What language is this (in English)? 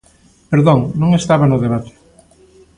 Galician